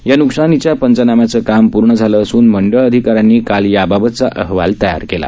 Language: Marathi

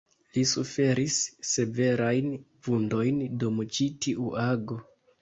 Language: Esperanto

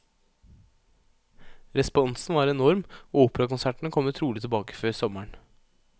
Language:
Norwegian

